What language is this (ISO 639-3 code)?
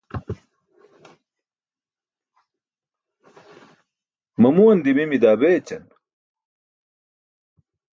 bsk